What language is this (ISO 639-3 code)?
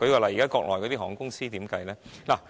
yue